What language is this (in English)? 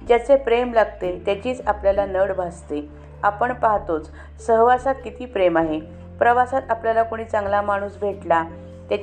Marathi